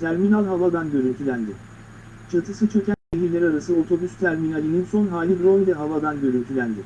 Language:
Turkish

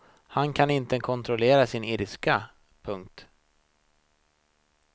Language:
Swedish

